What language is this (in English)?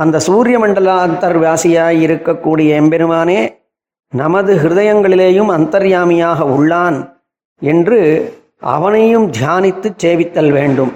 Tamil